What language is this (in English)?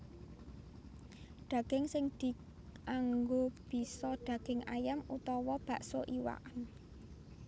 Javanese